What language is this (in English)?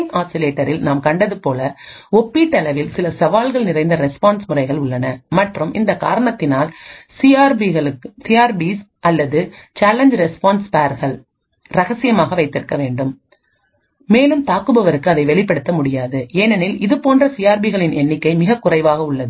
Tamil